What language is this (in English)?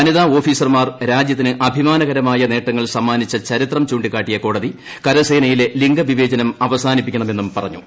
Malayalam